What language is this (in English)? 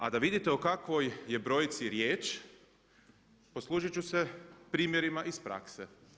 Croatian